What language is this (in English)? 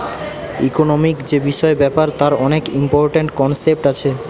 Bangla